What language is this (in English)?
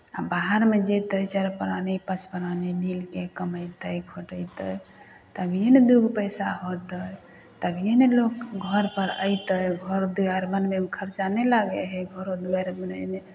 Maithili